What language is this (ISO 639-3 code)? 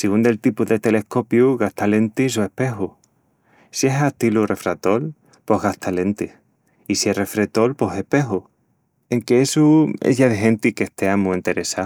ext